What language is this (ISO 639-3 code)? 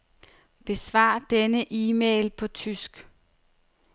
dan